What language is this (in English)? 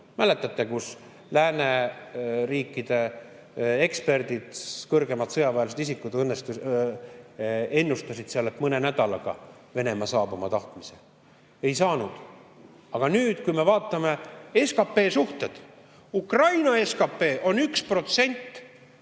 Estonian